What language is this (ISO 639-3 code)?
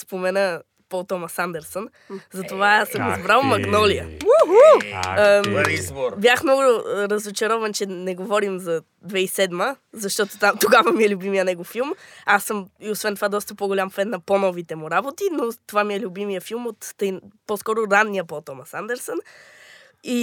bul